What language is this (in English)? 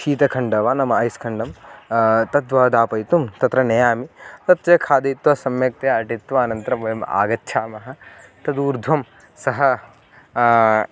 Sanskrit